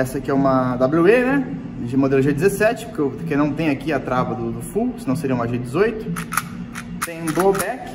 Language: Portuguese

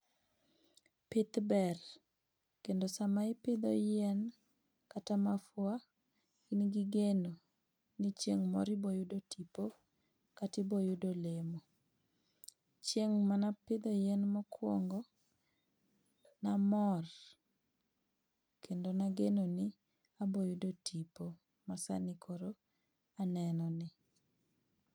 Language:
Luo (Kenya and Tanzania)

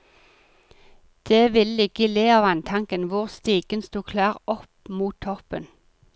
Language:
Norwegian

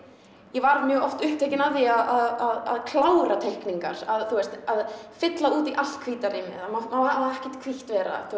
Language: Icelandic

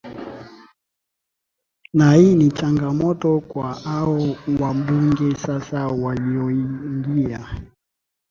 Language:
Swahili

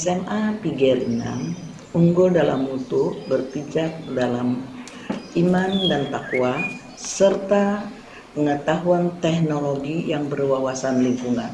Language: Indonesian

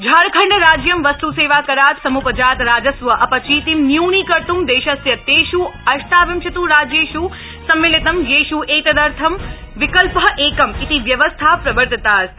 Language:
Sanskrit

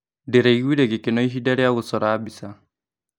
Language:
Kikuyu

